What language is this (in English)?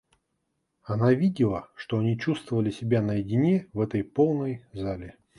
Russian